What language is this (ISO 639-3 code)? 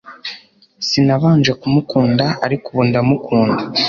kin